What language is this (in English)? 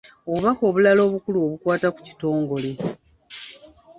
Ganda